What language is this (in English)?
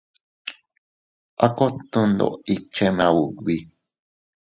Teutila Cuicatec